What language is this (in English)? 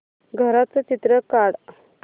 Marathi